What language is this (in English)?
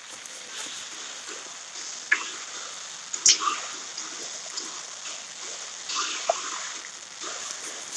Russian